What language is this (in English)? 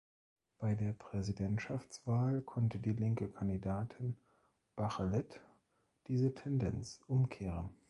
German